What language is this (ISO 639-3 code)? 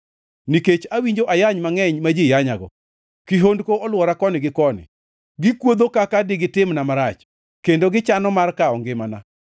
luo